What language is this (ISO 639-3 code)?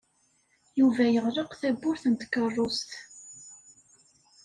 kab